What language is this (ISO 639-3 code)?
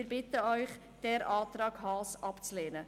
gsw